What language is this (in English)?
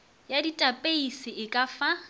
Northern Sotho